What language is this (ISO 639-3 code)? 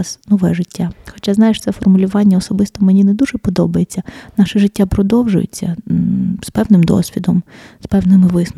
ukr